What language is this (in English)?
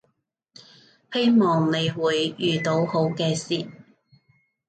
Cantonese